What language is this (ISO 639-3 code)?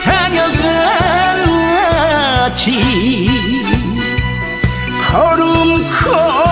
kor